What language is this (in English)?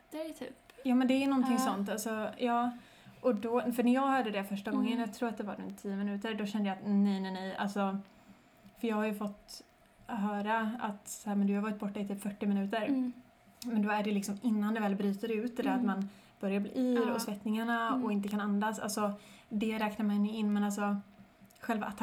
Swedish